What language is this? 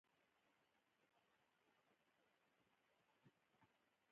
Pashto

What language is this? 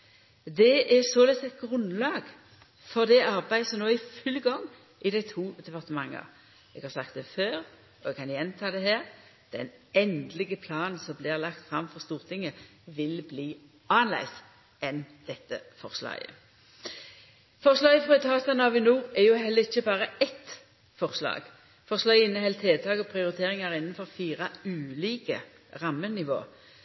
Norwegian Nynorsk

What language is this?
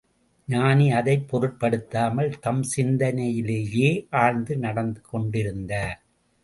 Tamil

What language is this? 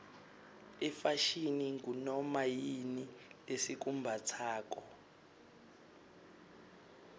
Swati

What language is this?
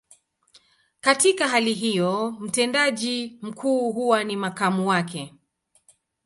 Swahili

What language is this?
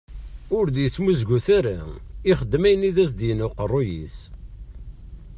Kabyle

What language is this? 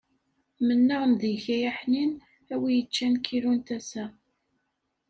Kabyle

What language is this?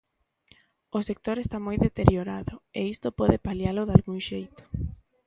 Galician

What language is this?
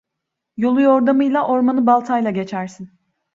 Turkish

